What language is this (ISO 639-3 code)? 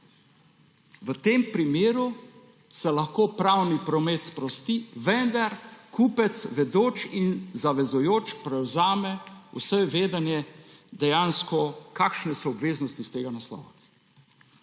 slv